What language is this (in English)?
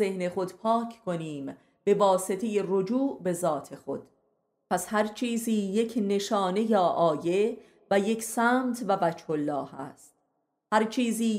Persian